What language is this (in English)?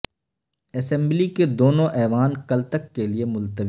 Urdu